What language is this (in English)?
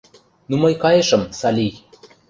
Mari